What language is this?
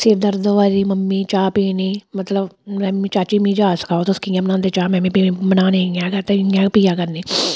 Dogri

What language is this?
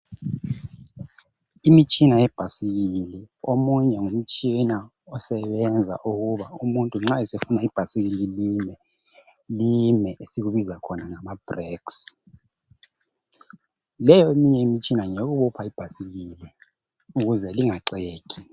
North Ndebele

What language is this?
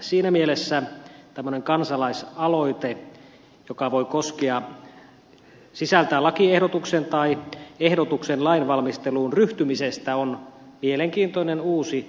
Finnish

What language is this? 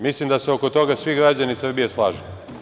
Serbian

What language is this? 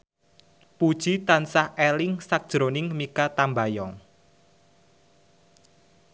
Javanese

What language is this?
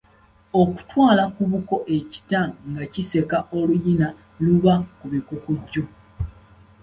Ganda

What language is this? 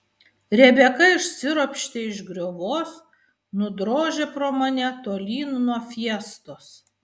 Lithuanian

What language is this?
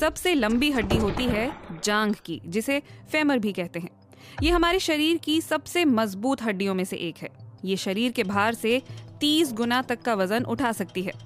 Hindi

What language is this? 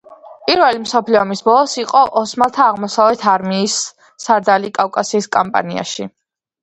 Georgian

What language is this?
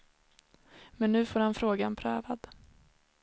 Swedish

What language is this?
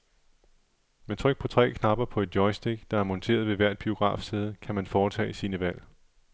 Danish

